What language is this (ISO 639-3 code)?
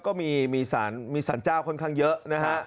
tha